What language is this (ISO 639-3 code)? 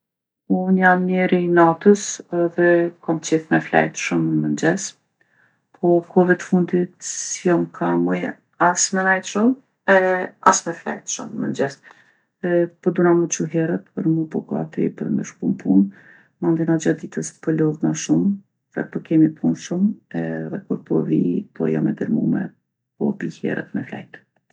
aln